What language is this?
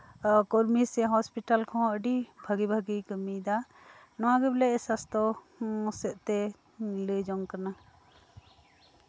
Santali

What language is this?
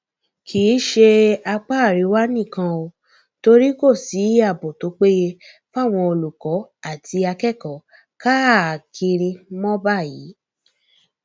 Yoruba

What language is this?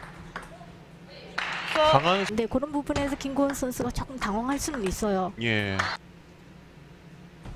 Korean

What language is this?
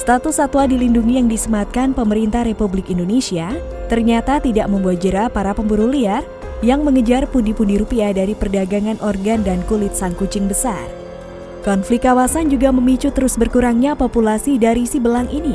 Indonesian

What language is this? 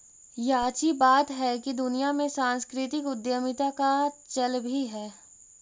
Magahi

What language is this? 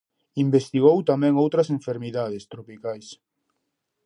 Galician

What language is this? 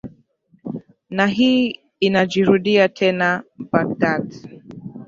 Swahili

